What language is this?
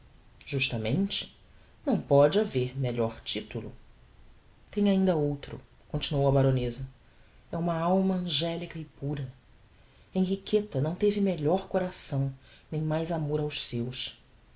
Portuguese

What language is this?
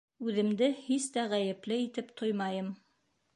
Bashkir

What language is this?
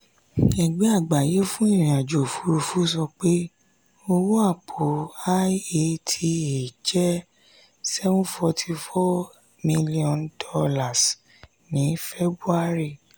Yoruba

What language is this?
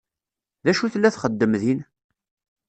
Kabyle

